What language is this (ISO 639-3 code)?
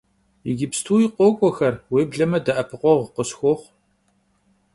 kbd